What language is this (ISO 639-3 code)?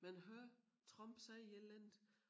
dan